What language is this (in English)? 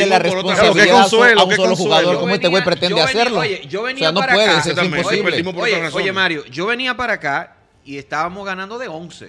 Spanish